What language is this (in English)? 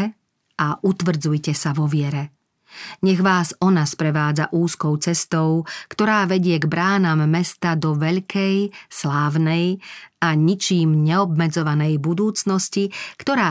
Slovak